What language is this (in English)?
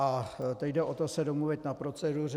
Czech